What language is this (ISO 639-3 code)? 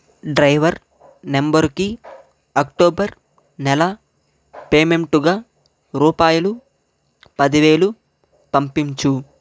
tel